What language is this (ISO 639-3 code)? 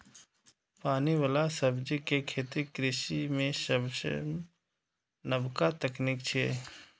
mai